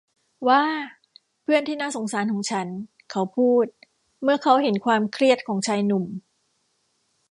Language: Thai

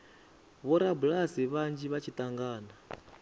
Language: Venda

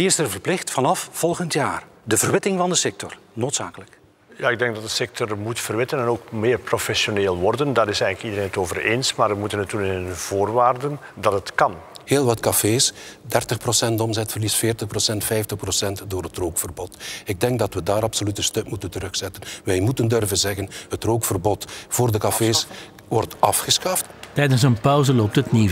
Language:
Dutch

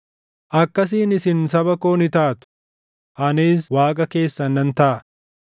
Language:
Oromo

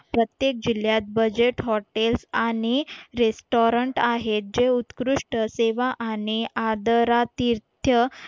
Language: Marathi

